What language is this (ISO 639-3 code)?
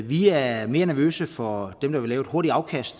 dan